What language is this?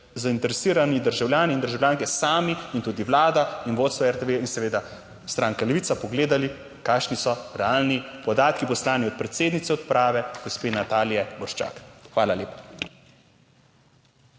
Slovenian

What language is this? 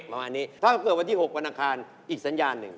Thai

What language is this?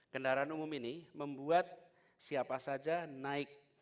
Indonesian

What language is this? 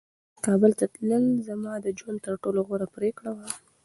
Pashto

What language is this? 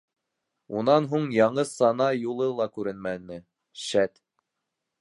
Bashkir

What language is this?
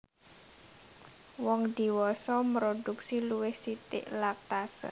Javanese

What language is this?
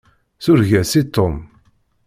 Kabyle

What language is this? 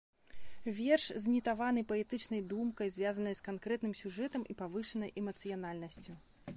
Belarusian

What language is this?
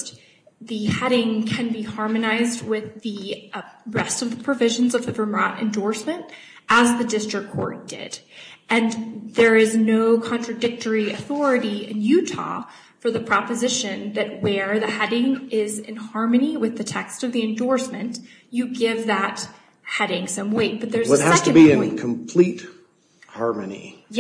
English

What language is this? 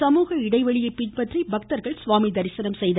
Tamil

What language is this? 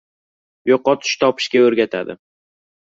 Uzbek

